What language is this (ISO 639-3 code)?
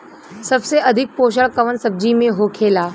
bho